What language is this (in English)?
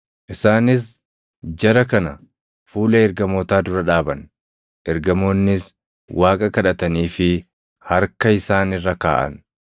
Oromo